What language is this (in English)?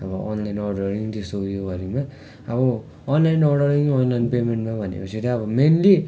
Nepali